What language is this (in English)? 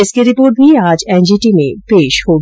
Hindi